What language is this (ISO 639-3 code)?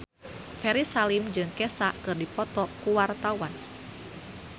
sun